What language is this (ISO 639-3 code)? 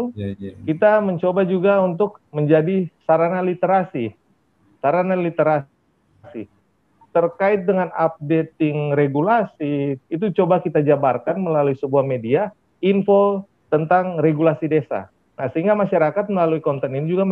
ind